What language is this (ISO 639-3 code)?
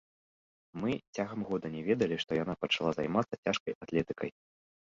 bel